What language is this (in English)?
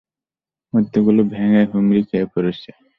Bangla